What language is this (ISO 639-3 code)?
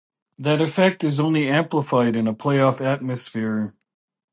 eng